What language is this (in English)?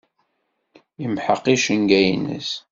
Kabyle